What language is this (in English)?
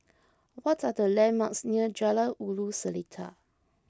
English